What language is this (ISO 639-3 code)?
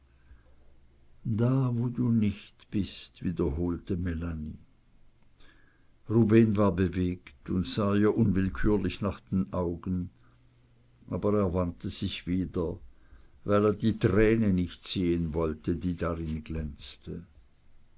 deu